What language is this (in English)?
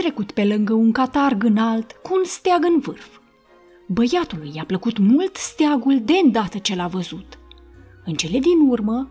Romanian